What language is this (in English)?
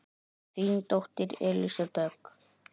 Icelandic